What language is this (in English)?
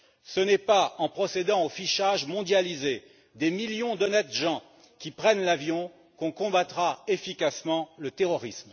French